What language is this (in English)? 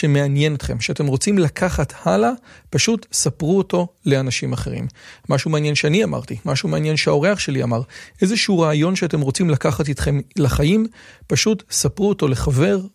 Hebrew